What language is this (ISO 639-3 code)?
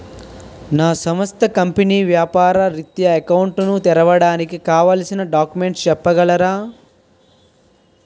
tel